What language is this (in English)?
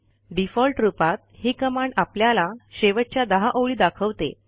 Marathi